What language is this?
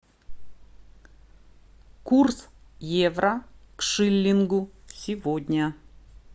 Russian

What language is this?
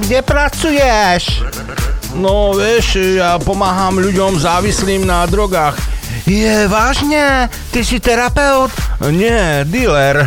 Slovak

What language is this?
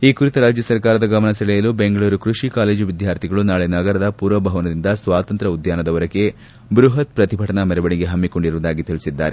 Kannada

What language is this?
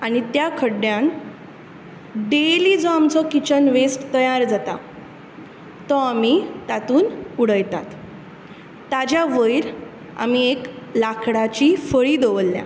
Konkani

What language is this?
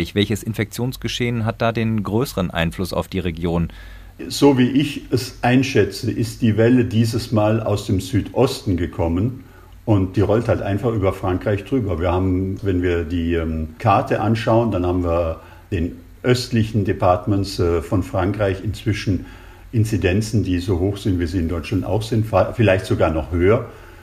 German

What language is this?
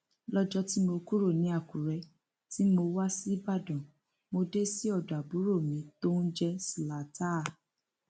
Yoruba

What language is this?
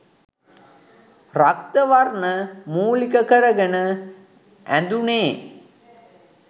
Sinhala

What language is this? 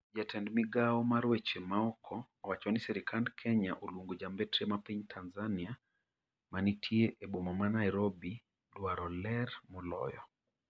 Luo (Kenya and Tanzania)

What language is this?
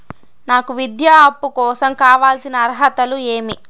Telugu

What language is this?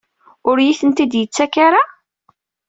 Kabyle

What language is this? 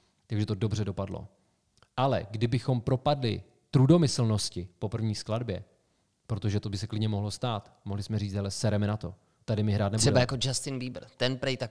Czech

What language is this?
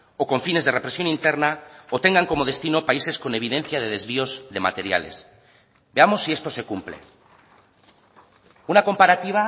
Spanish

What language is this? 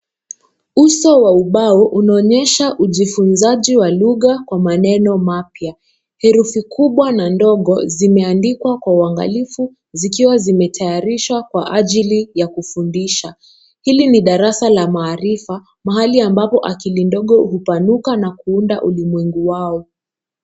Swahili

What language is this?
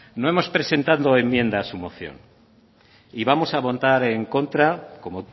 Spanish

